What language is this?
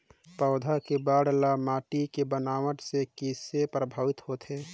Chhattisgarhi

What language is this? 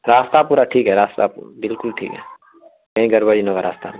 Urdu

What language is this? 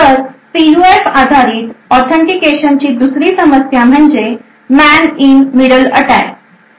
Marathi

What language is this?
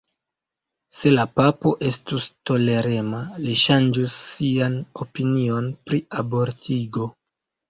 Esperanto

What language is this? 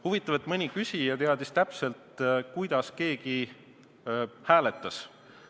Estonian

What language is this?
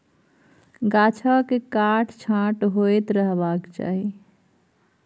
Maithili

